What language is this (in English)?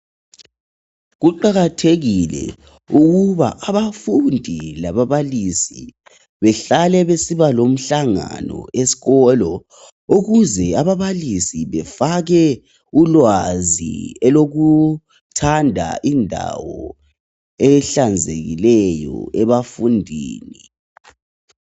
North Ndebele